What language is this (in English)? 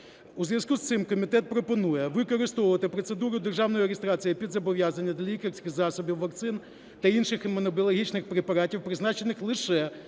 Ukrainian